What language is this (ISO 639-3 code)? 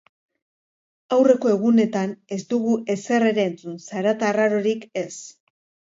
eus